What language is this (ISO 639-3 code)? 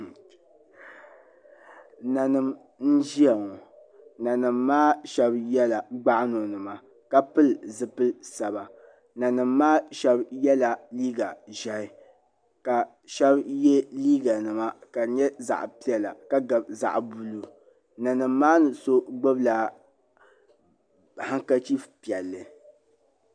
dag